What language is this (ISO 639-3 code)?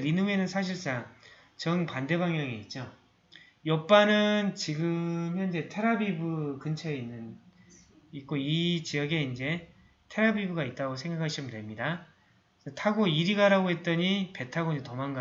kor